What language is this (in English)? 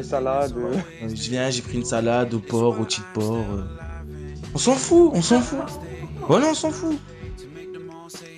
French